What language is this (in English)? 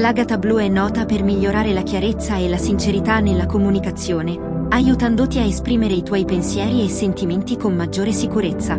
Italian